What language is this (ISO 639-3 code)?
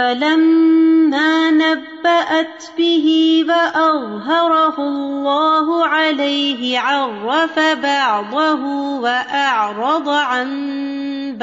urd